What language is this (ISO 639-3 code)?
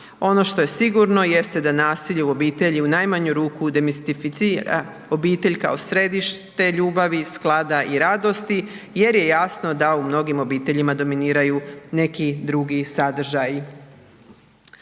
hrv